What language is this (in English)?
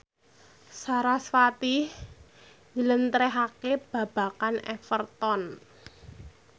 Javanese